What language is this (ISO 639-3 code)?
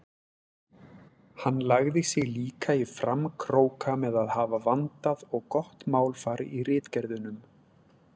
isl